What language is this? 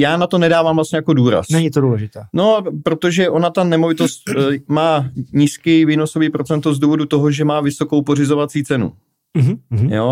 Czech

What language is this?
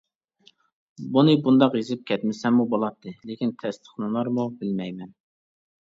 Uyghur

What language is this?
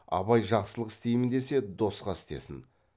Kazakh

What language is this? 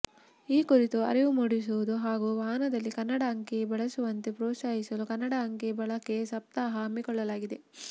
Kannada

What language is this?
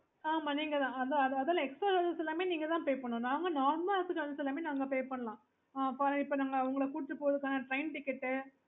Tamil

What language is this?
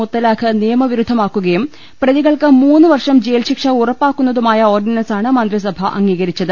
Malayalam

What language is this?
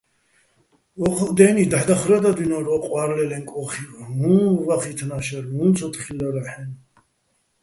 Bats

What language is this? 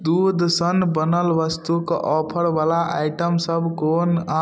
Maithili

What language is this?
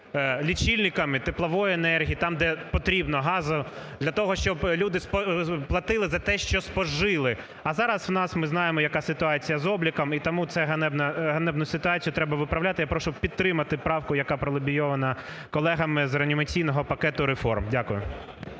Ukrainian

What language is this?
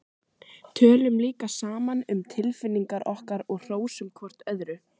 Icelandic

